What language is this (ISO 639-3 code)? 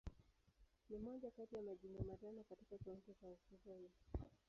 swa